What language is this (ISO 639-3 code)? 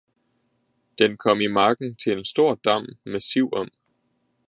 dan